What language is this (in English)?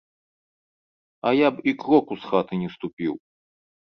Belarusian